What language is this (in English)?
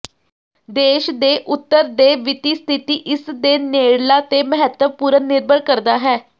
Punjabi